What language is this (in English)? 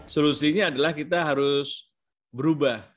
Indonesian